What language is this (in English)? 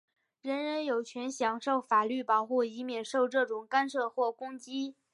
Chinese